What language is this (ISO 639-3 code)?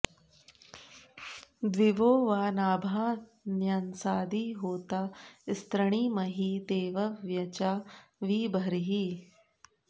san